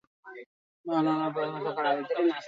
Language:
Basque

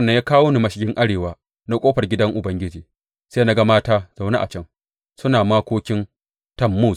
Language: Hausa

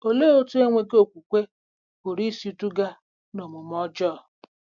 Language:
Igbo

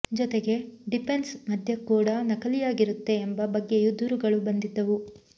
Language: Kannada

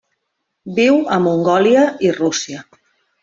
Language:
Catalan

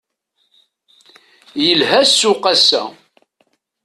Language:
Kabyle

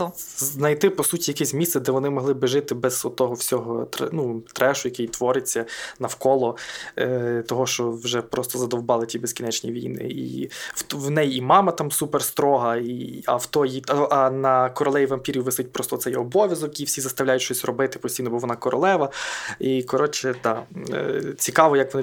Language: Ukrainian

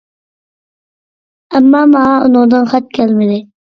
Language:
Uyghur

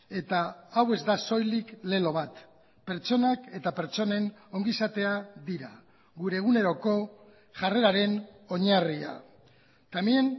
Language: Basque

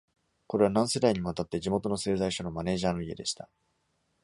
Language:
Japanese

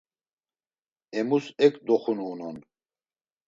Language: Laz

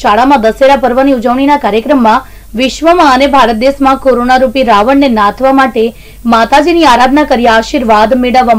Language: Hindi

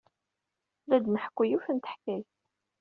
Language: Kabyle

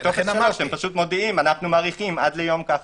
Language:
Hebrew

